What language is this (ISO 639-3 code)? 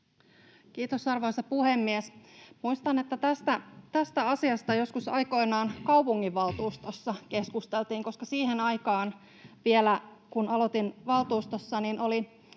fin